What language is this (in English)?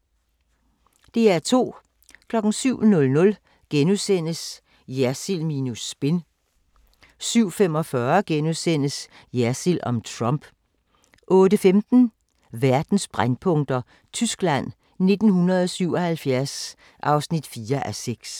Danish